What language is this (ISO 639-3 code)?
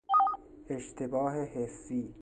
fas